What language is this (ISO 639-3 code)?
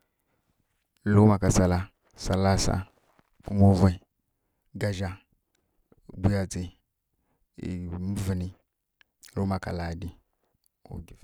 fkk